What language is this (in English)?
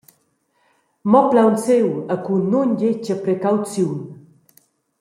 Romansh